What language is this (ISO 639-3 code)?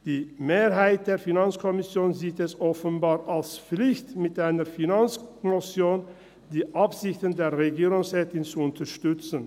gsw